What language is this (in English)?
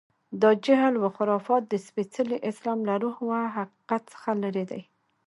Pashto